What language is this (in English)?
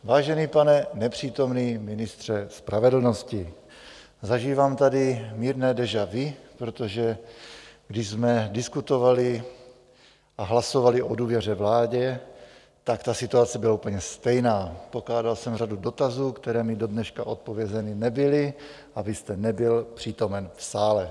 Czech